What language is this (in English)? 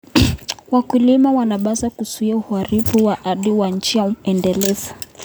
Kalenjin